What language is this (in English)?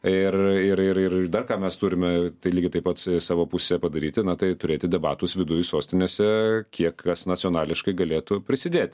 Lithuanian